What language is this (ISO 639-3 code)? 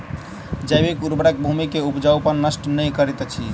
mai